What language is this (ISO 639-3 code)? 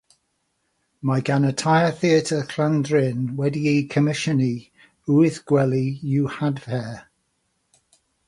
cym